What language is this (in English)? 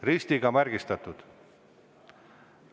Estonian